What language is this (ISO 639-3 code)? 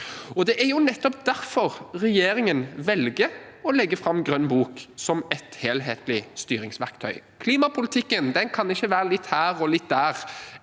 nor